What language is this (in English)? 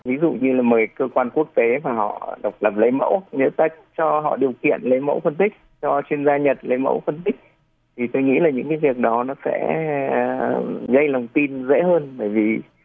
Vietnamese